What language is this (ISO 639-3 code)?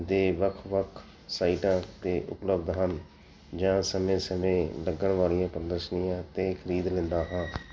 pan